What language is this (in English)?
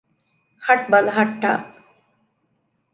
Divehi